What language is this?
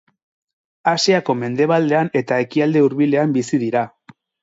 Basque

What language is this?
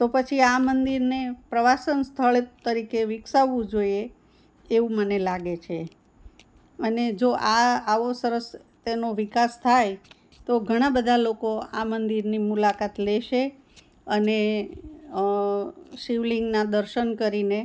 Gujarati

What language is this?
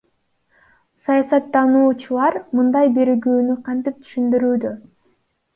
Kyrgyz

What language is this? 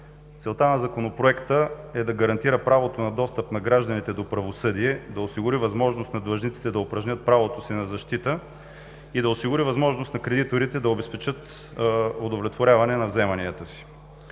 Bulgarian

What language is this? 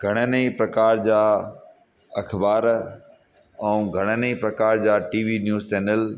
Sindhi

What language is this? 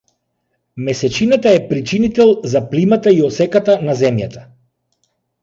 Macedonian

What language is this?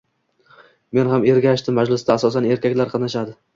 Uzbek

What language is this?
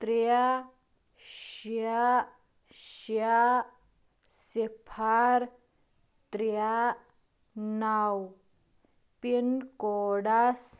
Kashmiri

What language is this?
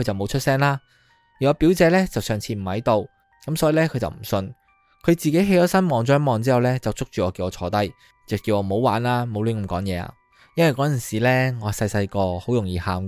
Chinese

